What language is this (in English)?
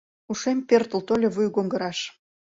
Mari